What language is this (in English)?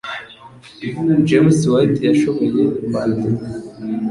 Kinyarwanda